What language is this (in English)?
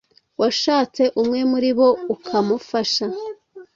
Kinyarwanda